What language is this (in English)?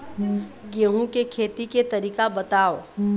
Chhattisgarhi